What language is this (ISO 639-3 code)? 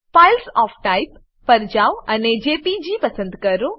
guj